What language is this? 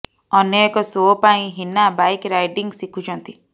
Odia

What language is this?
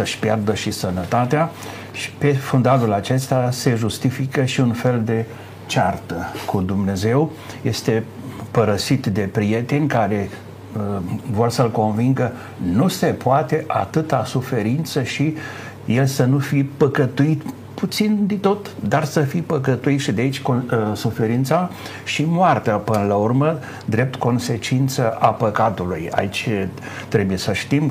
Romanian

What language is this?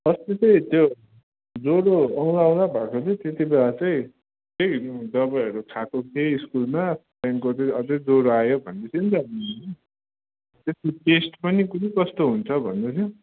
Nepali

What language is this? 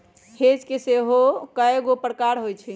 Magahi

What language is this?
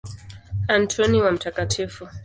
Swahili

